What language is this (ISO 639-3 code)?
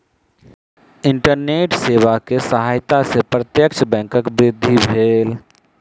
mai